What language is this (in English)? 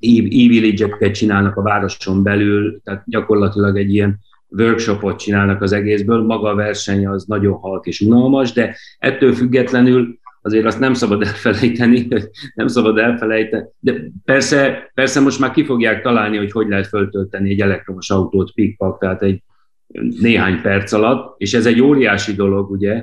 Hungarian